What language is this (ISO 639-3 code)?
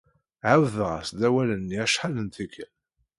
kab